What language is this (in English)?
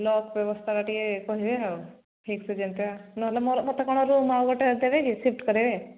Odia